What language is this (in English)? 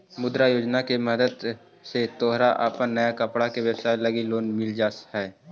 Magahi